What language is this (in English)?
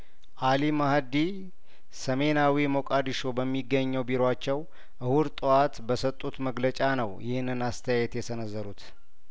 Amharic